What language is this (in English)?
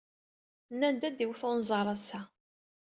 Kabyle